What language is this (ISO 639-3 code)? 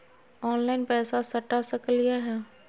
mag